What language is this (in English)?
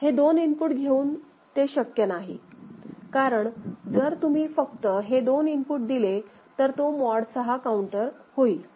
Marathi